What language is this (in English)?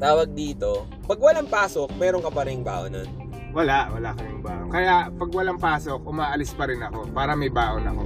Filipino